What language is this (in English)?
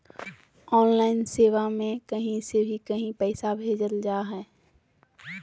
Magahi